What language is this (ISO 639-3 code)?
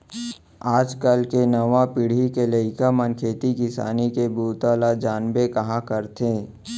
hne